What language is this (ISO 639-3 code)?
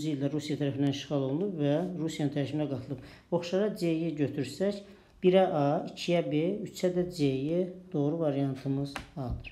tur